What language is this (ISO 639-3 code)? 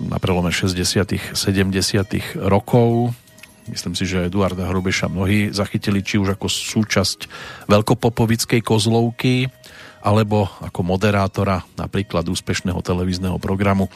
slk